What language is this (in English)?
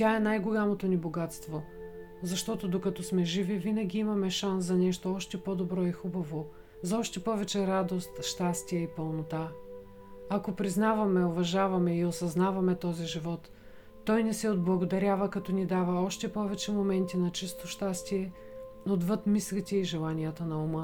Bulgarian